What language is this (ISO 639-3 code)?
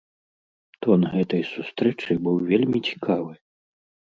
bel